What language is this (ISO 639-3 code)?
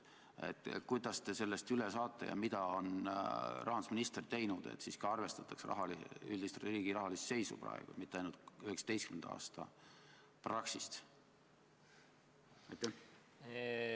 est